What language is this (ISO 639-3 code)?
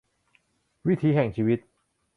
tha